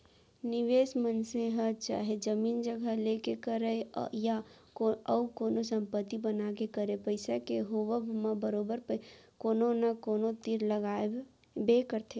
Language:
Chhattisgarhi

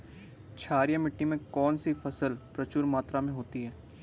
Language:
Hindi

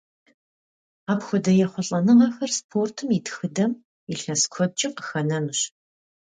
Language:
Kabardian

